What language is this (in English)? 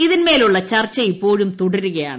Malayalam